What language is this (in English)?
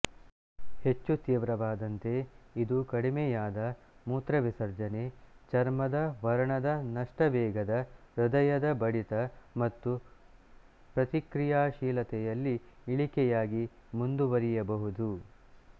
Kannada